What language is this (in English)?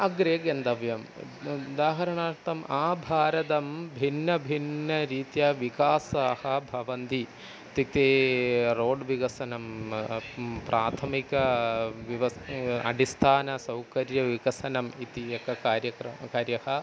Sanskrit